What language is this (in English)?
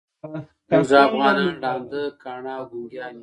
Pashto